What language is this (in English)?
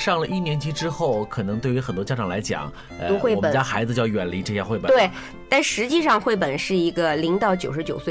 Chinese